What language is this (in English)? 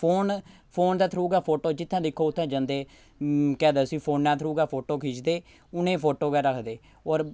Dogri